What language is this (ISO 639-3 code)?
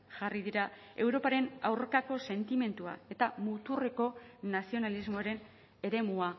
eus